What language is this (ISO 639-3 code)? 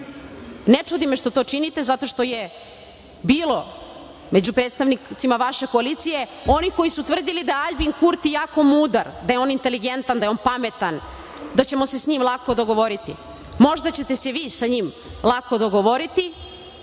srp